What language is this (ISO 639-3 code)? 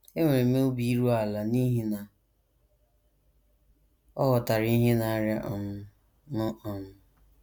ibo